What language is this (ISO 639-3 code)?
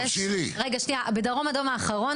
heb